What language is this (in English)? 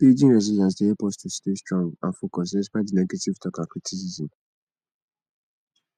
Nigerian Pidgin